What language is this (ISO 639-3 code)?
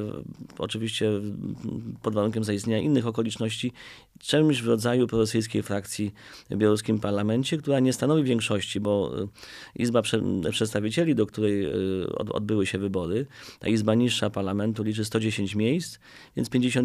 pol